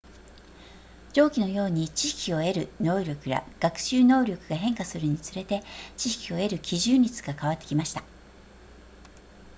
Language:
Japanese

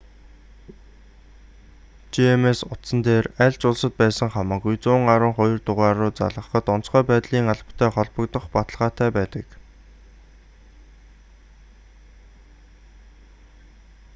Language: Mongolian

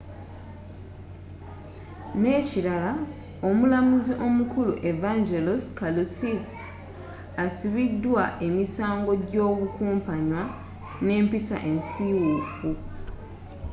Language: Ganda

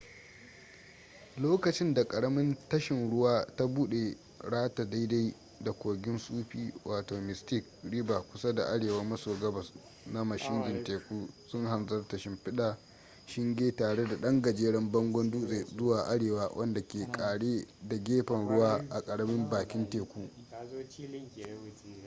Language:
Hausa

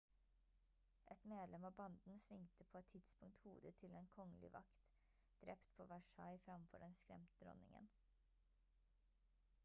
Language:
Norwegian Bokmål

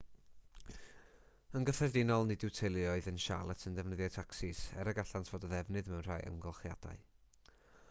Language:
Welsh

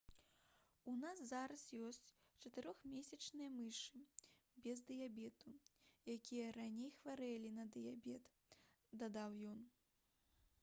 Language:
Belarusian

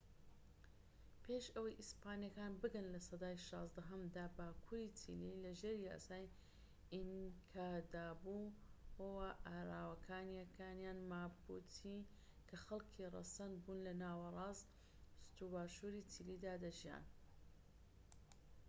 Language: Central Kurdish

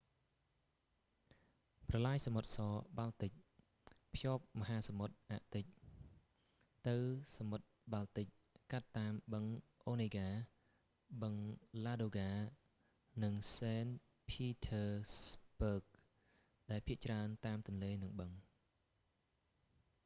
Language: Khmer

